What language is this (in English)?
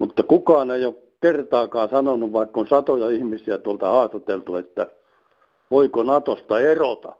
Finnish